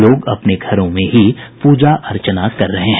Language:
Hindi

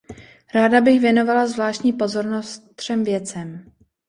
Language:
Czech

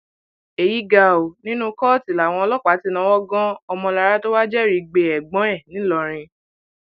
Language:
Yoruba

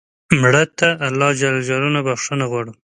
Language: Pashto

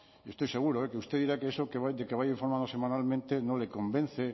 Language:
Spanish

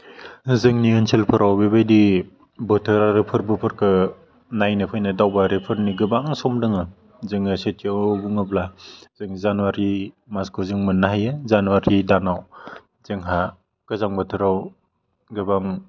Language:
Bodo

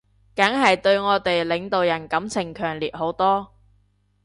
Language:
Cantonese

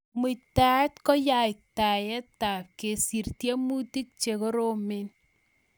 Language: Kalenjin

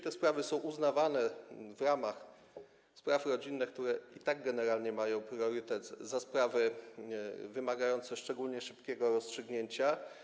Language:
Polish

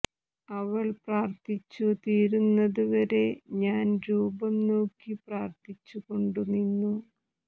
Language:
Malayalam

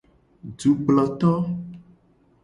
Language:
Gen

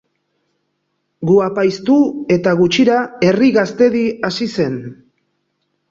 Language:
Basque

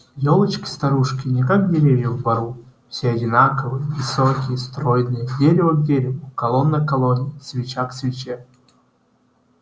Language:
Russian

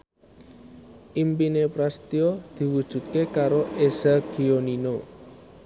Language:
Javanese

